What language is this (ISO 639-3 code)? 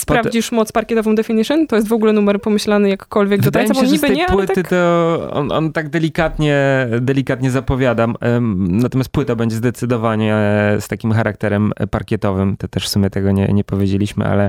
pol